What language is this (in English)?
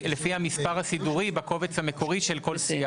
Hebrew